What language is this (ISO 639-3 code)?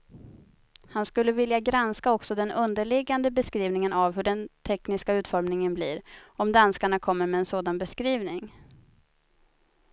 swe